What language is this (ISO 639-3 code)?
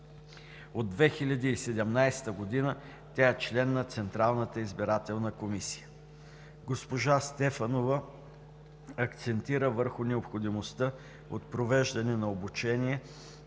bul